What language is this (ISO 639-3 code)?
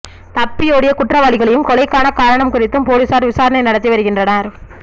tam